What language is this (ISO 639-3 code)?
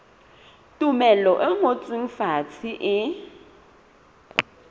sot